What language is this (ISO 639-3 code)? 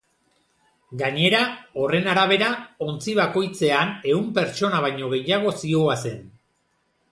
eus